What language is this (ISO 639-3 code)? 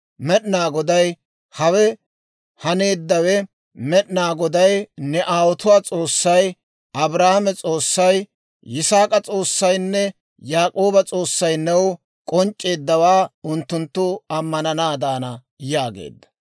dwr